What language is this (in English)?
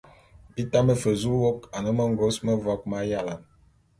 Bulu